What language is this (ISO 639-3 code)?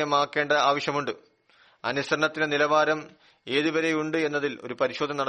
mal